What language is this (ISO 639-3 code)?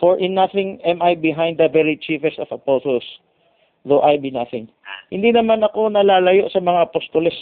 fil